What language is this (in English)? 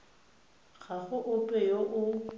Tswana